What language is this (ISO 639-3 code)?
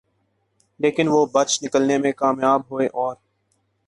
urd